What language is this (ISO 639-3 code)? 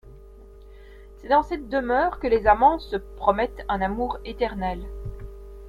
fra